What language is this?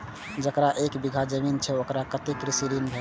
Maithili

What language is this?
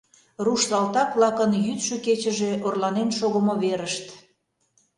Mari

